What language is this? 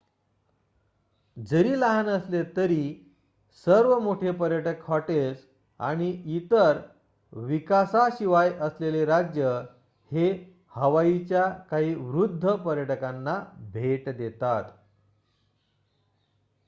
Marathi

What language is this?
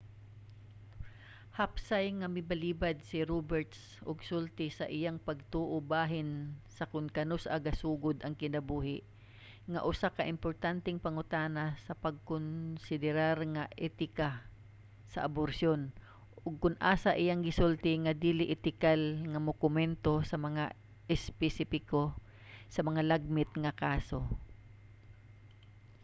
Cebuano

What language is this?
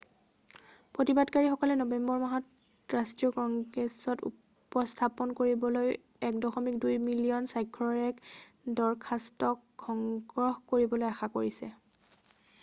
Assamese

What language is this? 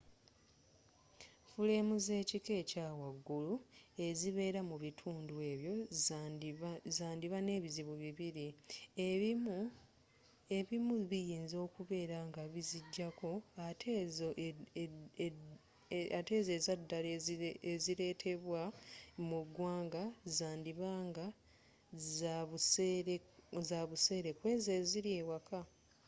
Ganda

